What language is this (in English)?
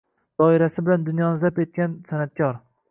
Uzbek